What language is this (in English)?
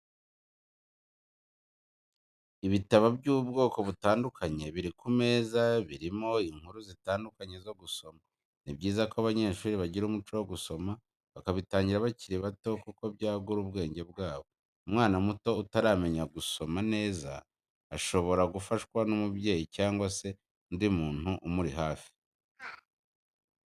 Kinyarwanda